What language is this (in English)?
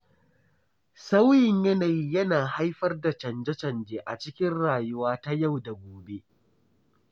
Hausa